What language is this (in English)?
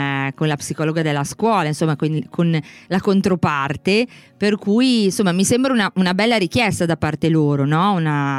Italian